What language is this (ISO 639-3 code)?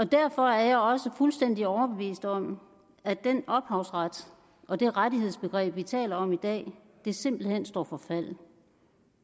dan